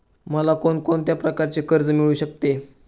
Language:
Marathi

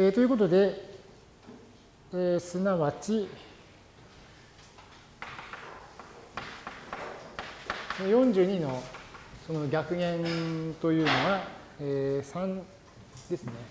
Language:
Japanese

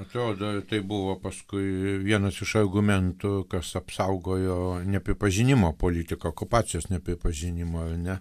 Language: Lithuanian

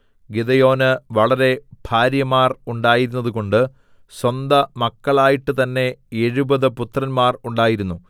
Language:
Malayalam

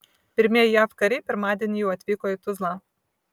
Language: Lithuanian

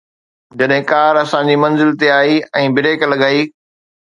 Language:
Sindhi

